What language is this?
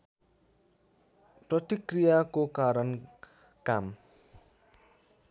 Nepali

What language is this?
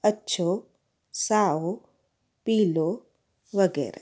Sindhi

